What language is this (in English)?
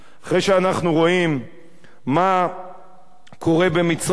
Hebrew